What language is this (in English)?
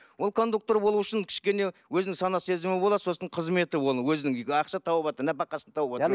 Kazakh